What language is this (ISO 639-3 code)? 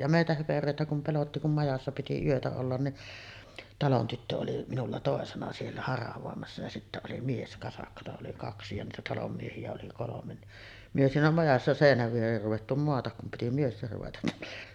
fin